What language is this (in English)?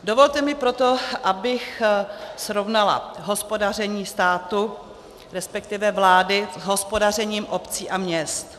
Czech